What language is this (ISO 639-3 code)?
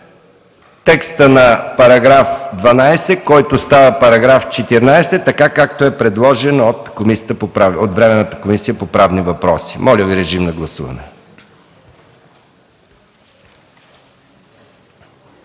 bul